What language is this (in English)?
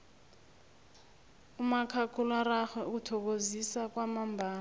South Ndebele